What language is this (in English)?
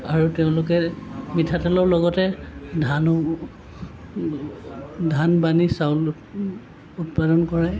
Assamese